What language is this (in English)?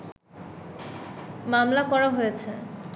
Bangla